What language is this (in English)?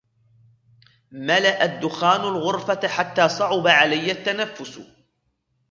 Arabic